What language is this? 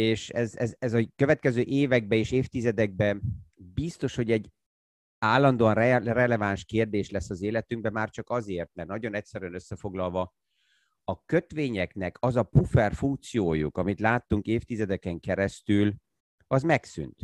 Hungarian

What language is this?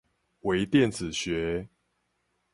Chinese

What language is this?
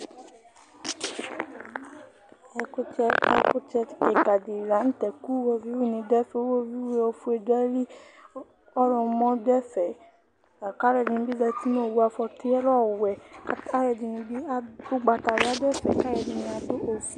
Ikposo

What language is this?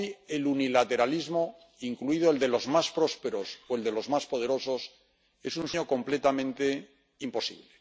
Spanish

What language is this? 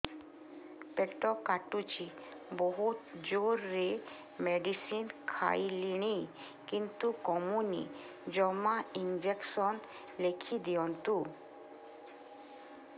Odia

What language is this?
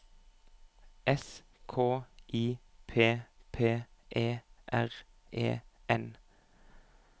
Norwegian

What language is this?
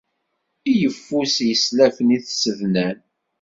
Kabyle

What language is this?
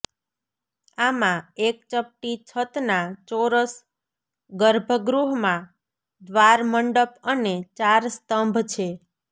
Gujarati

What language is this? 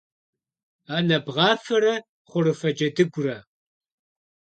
Kabardian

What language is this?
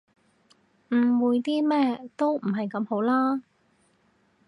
Cantonese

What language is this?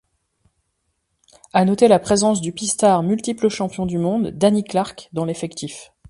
French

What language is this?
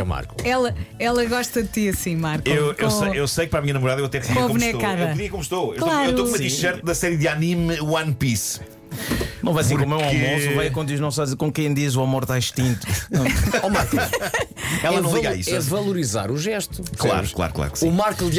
Portuguese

